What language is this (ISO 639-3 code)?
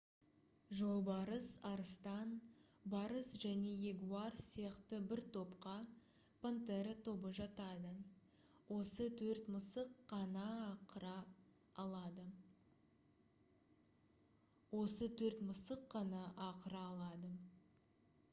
kaz